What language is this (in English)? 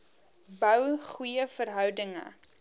Afrikaans